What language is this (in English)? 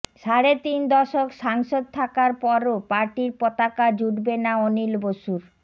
Bangla